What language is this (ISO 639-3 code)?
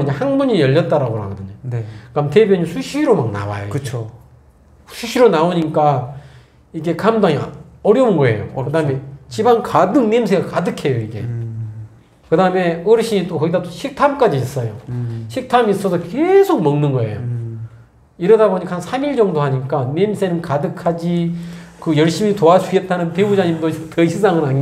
kor